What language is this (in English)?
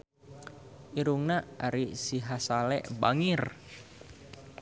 Sundanese